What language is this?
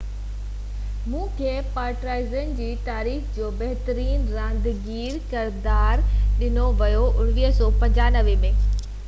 Sindhi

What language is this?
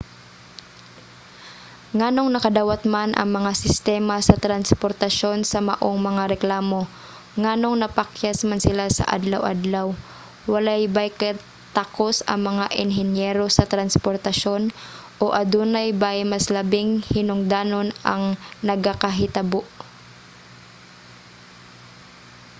Cebuano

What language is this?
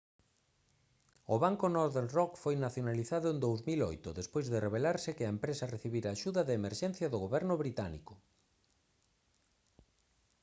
Galician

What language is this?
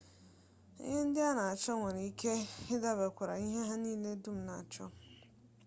Igbo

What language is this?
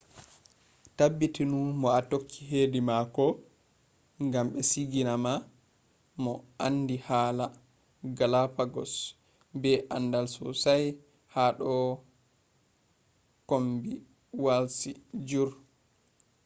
Fula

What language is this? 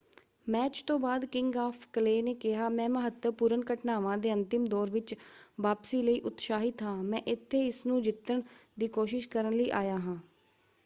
Punjabi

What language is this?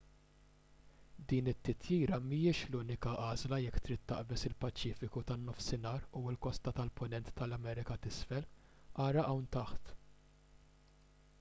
Maltese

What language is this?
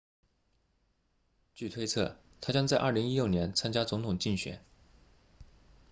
Chinese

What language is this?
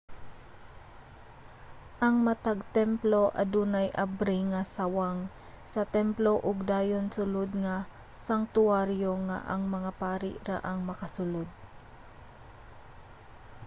Cebuano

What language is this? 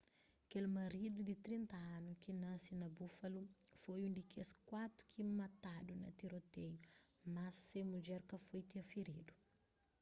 Kabuverdianu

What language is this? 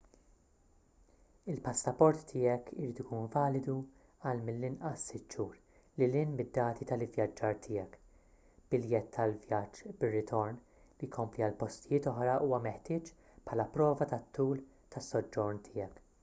Maltese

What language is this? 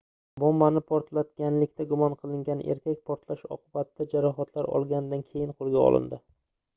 Uzbek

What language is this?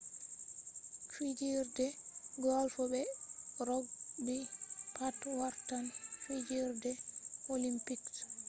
Fula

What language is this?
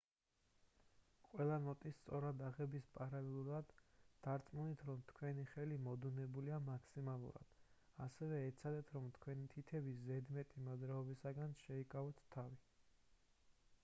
Georgian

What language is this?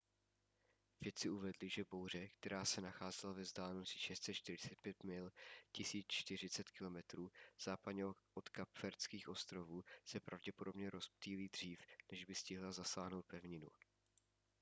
Czech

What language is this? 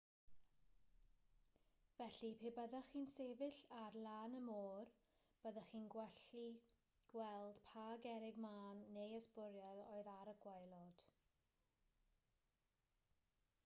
Welsh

